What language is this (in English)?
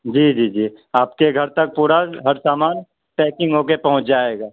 Urdu